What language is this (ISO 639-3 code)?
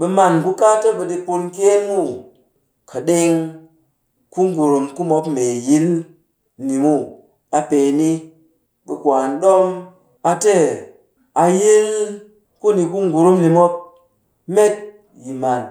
cky